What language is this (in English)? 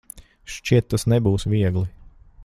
Latvian